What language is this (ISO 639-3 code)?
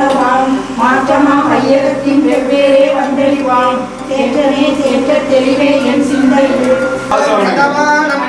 tam